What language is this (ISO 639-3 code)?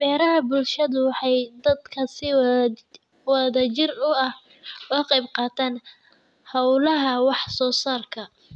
som